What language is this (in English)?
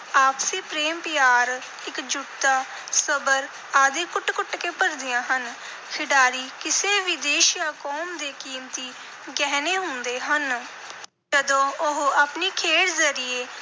Punjabi